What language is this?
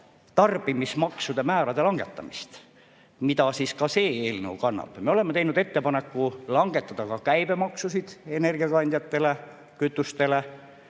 Estonian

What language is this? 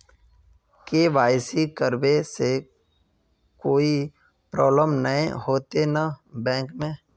Magahi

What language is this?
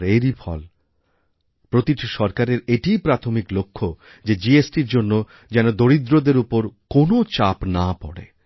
Bangla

